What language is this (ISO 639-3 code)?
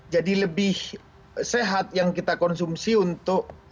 ind